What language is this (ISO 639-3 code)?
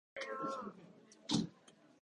jpn